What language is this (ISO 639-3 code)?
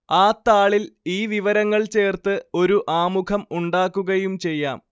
mal